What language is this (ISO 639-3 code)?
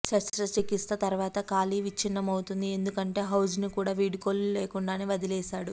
tel